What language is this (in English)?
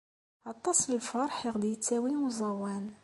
Kabyle